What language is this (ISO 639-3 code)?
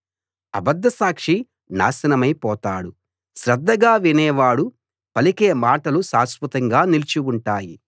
tel